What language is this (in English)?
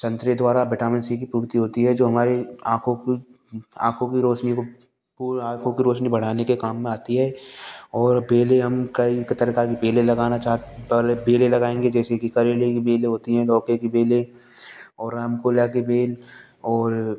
Hindi